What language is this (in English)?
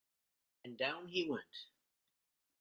English